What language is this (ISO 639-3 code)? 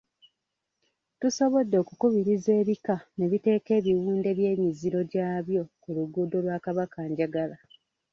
lug